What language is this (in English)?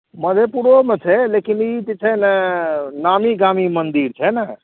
Maithili